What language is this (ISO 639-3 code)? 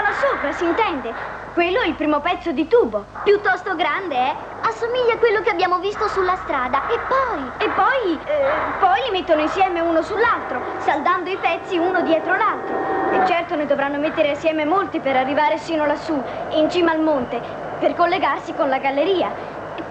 ita